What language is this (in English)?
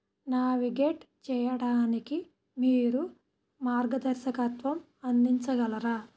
Telugu